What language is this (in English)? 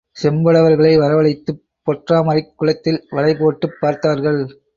Tamil